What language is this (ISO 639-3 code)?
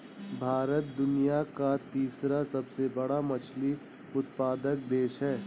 hin